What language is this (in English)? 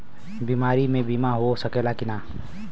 Bhojpuri